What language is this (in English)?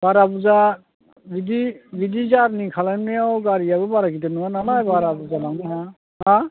Bodo